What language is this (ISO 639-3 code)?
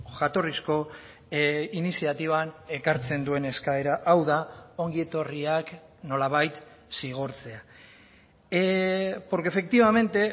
eus